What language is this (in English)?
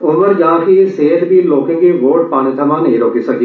Dogri